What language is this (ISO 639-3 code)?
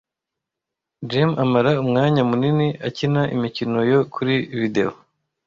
kin